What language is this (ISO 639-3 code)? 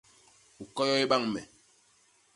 bas